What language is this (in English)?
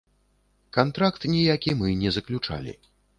Belarusian